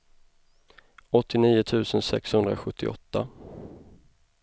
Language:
Swedish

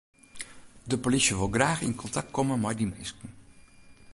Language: Western Frisian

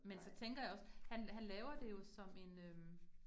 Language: Danish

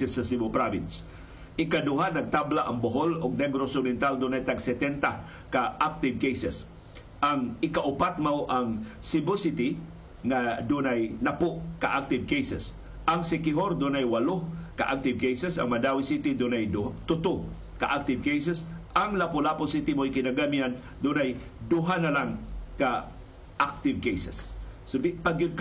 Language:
Filipino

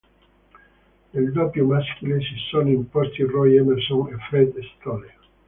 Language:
Italian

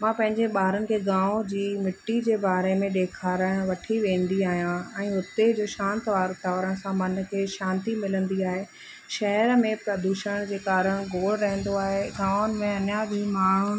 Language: Sindhi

